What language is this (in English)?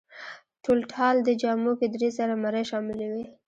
Pashto